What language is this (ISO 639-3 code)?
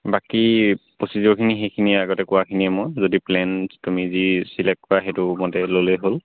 asm